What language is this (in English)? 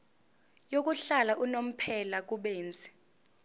Zulu